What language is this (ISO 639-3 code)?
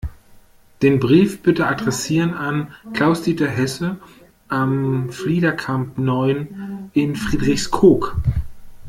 deu